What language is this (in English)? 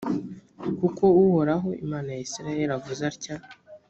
Kinyarwanda